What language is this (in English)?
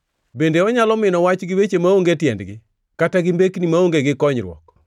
Luo (Kenya and Tanzania)